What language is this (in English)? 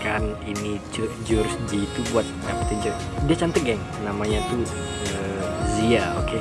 Indonesian